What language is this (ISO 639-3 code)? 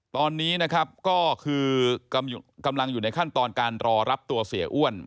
tha